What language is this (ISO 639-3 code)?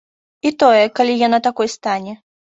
bel